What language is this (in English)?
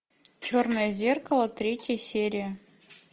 Russian